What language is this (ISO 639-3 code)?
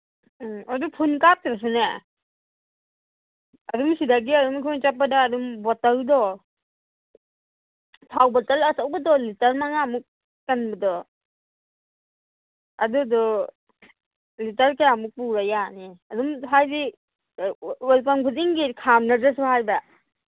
mni